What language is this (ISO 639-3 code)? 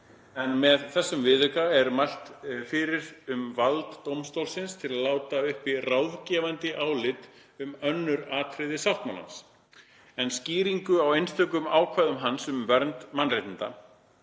isl